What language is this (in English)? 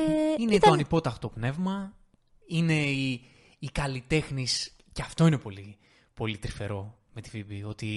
Greek